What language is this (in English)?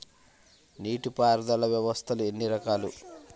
Telugu